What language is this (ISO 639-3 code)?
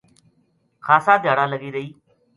gju